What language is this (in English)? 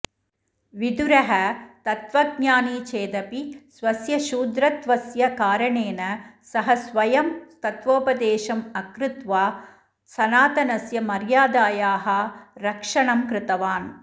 Sanskrit